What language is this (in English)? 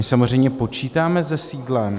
Czech